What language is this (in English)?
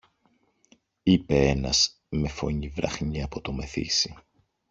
Greek